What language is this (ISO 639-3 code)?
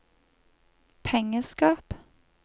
nor